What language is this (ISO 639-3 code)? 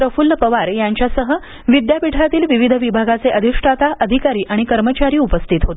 mar